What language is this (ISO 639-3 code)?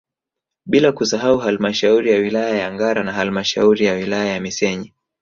swa